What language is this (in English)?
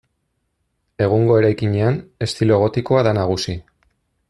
Basque